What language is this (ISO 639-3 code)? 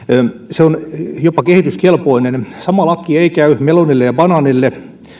fin